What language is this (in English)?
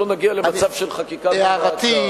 Hebrew